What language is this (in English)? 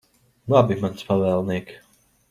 Latvian